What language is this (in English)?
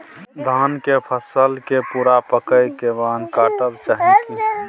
Maithili